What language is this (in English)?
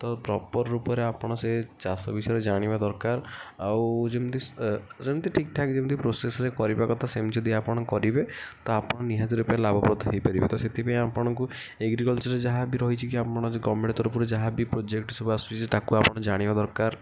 Odia